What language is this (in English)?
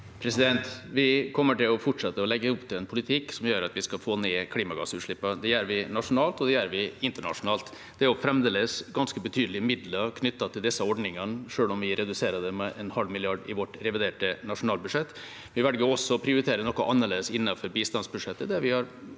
Norwegian